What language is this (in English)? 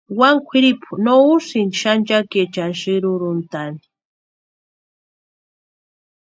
Western Highland Purepecha